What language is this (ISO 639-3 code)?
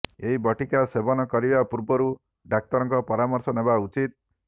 ori